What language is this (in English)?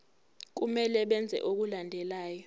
Zulu